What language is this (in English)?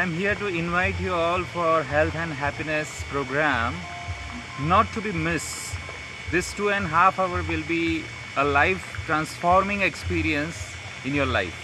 English